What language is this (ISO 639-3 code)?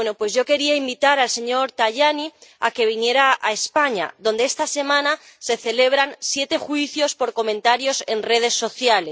spa